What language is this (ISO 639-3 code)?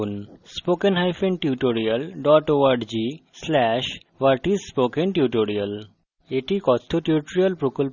ben